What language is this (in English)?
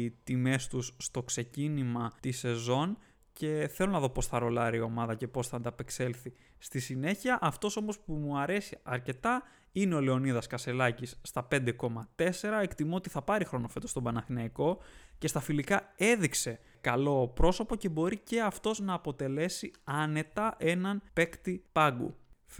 Greek